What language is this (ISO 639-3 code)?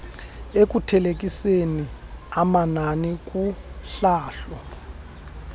xho